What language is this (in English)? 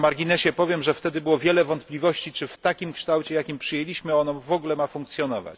Polish